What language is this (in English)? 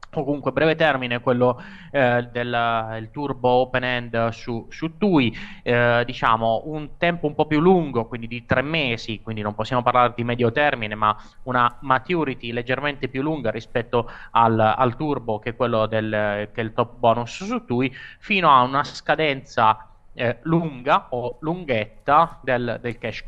Italian